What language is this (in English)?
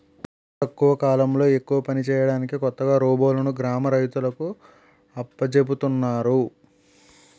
Telugu